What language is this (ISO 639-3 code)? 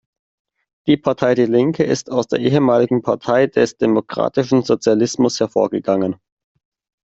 deu